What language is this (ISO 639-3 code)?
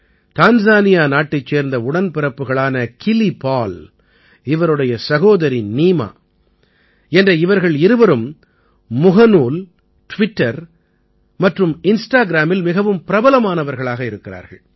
tam